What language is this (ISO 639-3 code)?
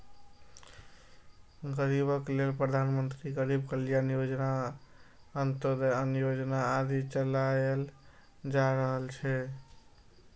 mai